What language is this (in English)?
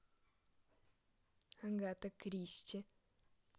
Russian